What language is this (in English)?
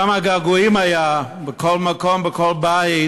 Hebrew